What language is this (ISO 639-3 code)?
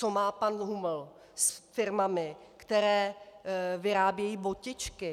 ces